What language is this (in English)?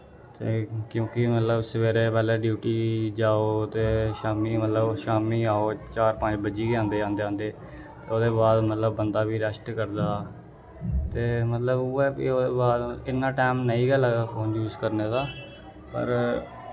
Dogri